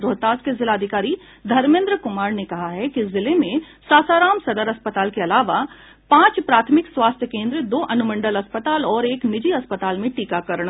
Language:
Hindi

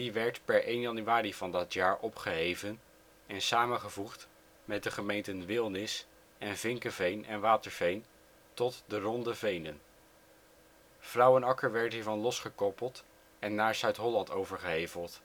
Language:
Dutch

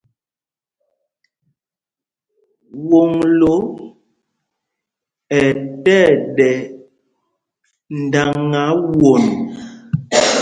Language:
Mpumpong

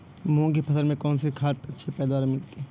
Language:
Hindi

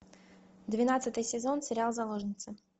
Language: Russian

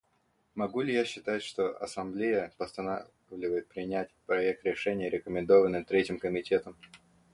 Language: Russian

